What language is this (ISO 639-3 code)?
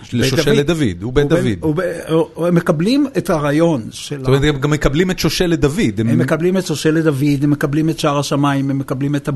heb